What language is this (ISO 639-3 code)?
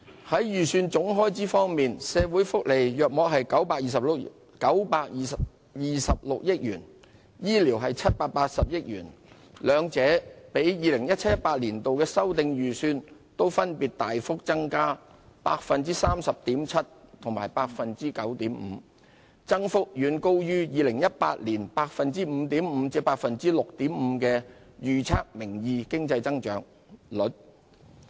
yue